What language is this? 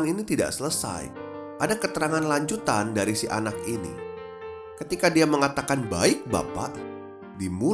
Indonesian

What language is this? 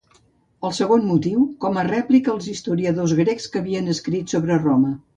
Catalan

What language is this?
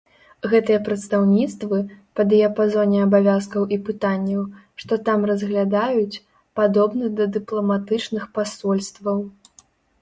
Belarusian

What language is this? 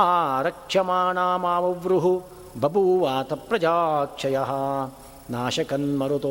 Kannada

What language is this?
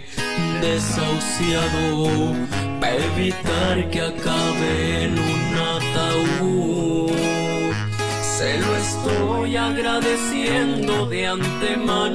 Spanish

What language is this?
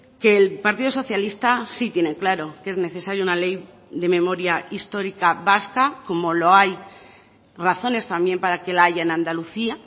Spanish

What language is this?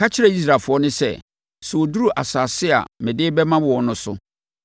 Akan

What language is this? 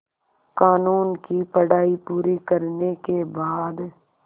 Hindi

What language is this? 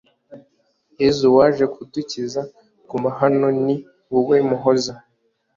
Kinyarwanda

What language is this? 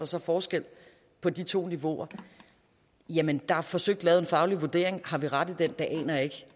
Danish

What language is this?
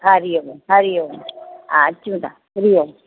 Sindhi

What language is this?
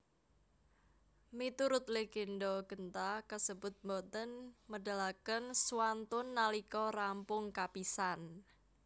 Javanese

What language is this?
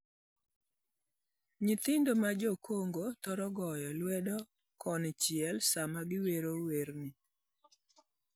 Luo (Kenya and Tanzania)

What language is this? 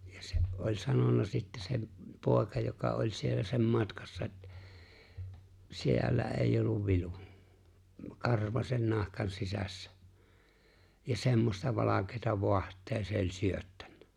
Finnish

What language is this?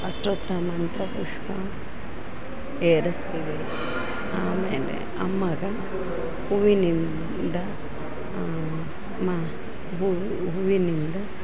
Kannada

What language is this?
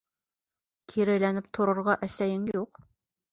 Bashkir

